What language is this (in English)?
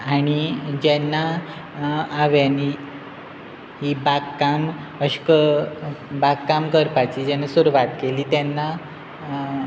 Konkani